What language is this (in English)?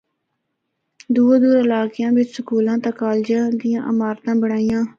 Northern Hindko